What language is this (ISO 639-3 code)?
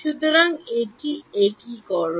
ben